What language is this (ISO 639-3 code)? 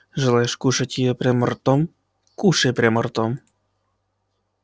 rus